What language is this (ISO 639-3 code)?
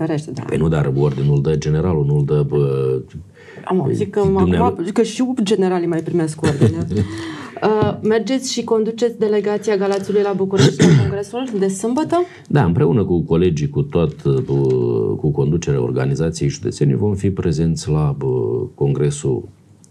ron